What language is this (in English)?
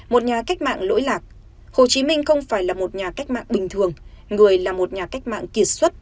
Vietnamese